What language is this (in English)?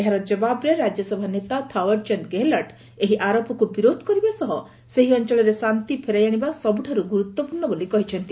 Odia